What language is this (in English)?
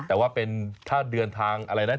Thai